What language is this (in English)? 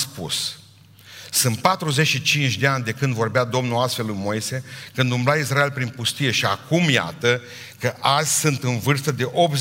Romanian